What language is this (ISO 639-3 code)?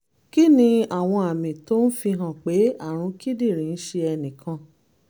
yor